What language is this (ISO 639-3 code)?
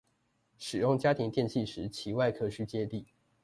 zho